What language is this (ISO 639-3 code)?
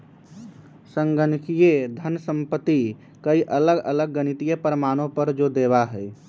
mag